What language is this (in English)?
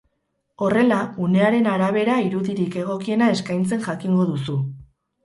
Basque